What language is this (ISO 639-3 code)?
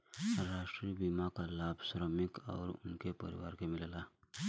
bho